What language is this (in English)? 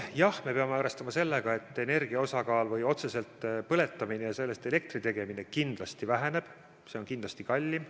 Estonian